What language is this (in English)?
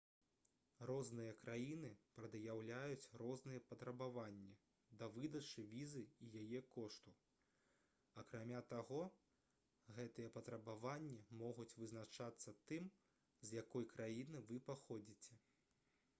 Belarusian